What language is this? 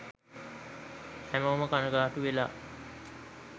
Sinhala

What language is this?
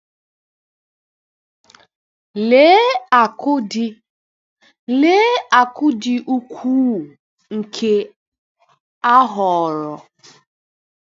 Igbo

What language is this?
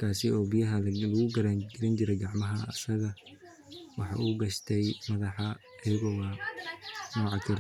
Somali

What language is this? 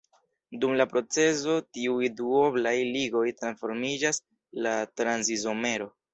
Esperanto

